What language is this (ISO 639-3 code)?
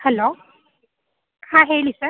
kan